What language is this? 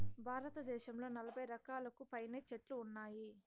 Telugu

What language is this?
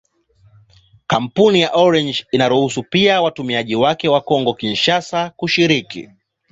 Swahili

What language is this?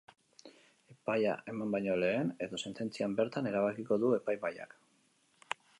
Basque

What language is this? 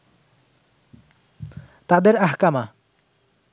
Bangla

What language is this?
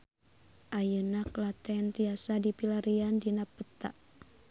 Sundanese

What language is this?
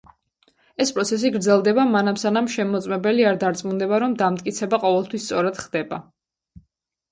Georgian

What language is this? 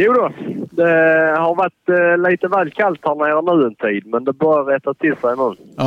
Swedish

